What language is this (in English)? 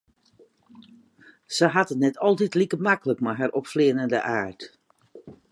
Western Frisian